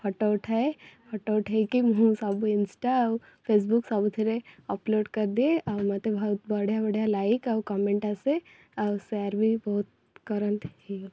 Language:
Odia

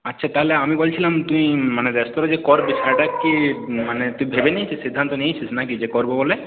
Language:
Bangla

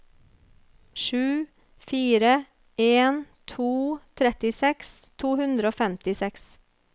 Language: Norwegian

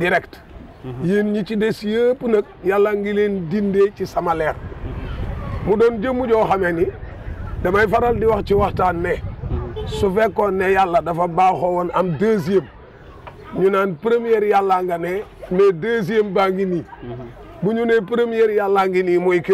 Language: French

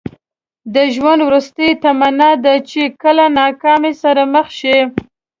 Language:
Pashto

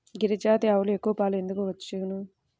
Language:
Telugu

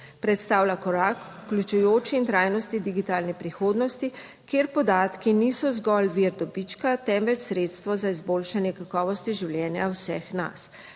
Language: Slovenian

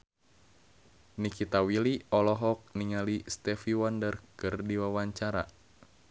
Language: Sundanese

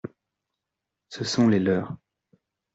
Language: French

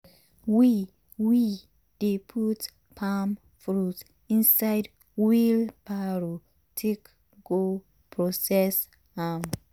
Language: Nigerian Pidgin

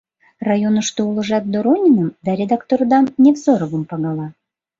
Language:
Mari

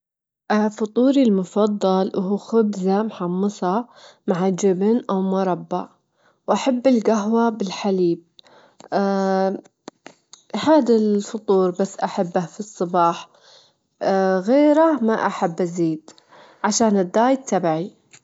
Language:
Gulf Arabic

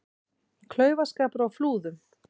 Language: Icelandic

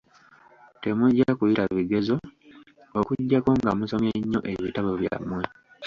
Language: Ganda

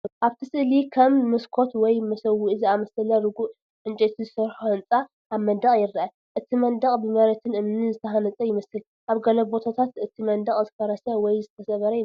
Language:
Tigrinya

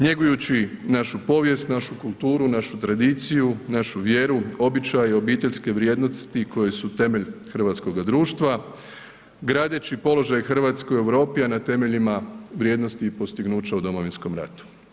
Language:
Croatian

